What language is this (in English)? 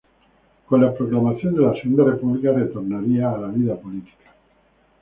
Spanish